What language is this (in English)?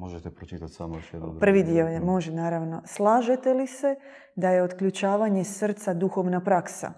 Croatian